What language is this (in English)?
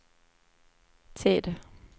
Swedish